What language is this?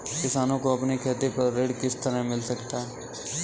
Hindi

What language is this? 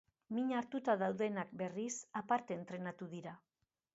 Basque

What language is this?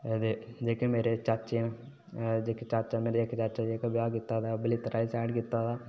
Dogri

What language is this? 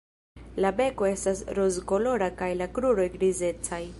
Esperanto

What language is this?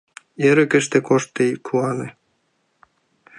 Mari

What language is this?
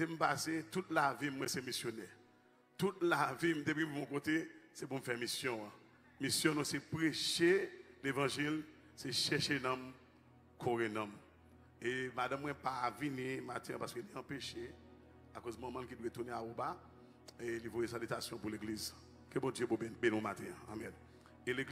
French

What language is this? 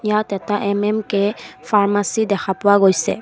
Assamese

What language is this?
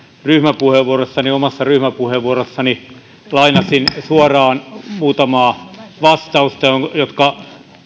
Finnish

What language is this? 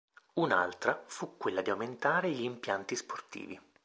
Italian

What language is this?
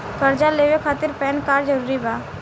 Bhojpuri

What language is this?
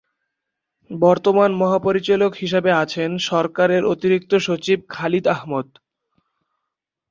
Bangla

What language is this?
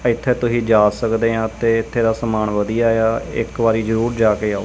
Punjabi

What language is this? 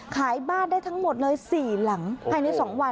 Thai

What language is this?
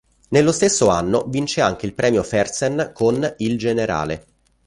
Italian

